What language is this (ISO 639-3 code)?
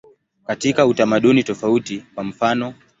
swa